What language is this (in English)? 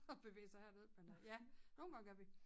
Danish